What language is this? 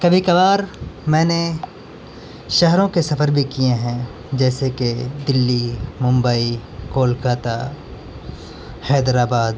Urdu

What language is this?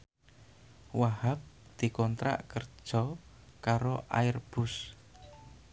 Javanese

